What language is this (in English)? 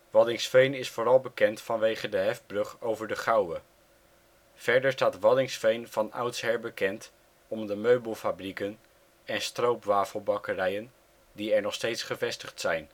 Dutch